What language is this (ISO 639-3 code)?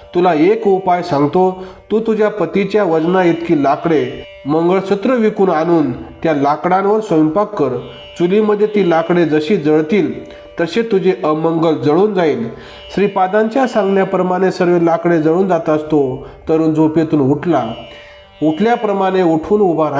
mar